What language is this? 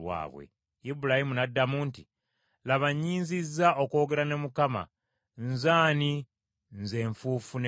Ganda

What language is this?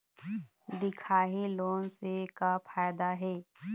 Chhattisgarhi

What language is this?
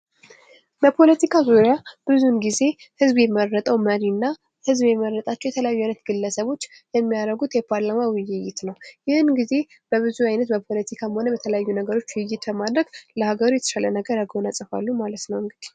Amharic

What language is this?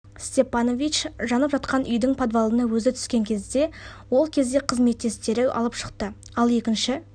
Kazakh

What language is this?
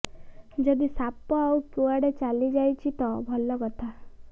Odia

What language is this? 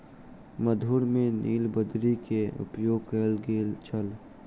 Maithili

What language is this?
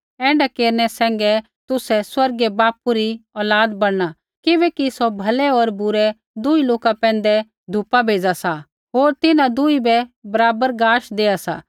Kullu Pahari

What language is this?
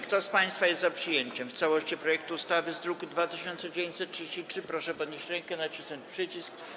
Polish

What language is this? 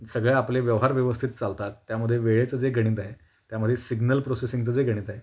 Marathi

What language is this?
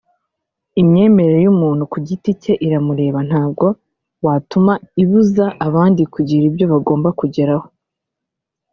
Kinyarwanda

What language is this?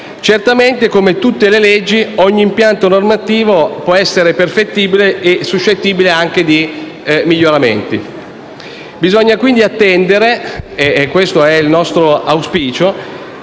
Italian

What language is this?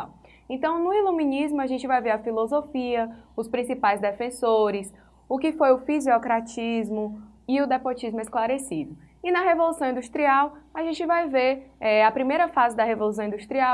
Portuguese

